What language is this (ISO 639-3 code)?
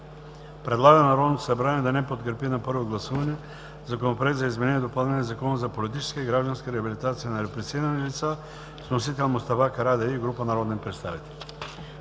bul